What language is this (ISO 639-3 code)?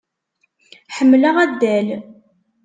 kab